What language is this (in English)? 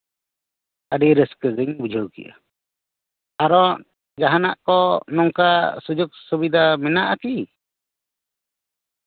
Santali